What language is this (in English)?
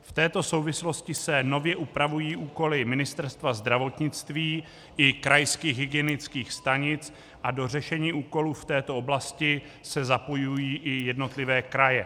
Czech